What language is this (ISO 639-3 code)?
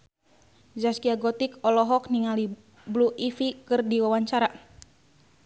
sun